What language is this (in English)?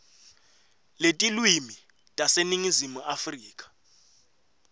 Swati